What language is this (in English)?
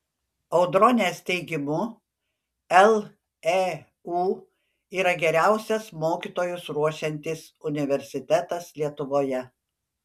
Lithuanian